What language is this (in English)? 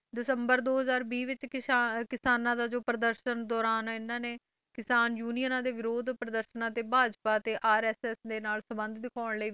Punjabi